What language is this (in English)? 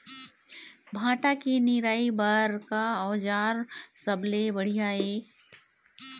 Chhattisgarhi